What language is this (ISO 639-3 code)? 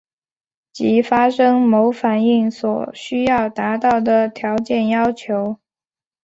zho